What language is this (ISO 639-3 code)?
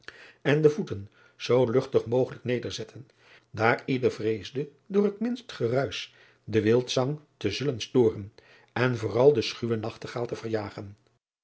nld